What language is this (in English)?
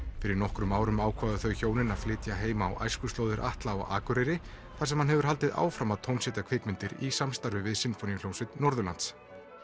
Icelandic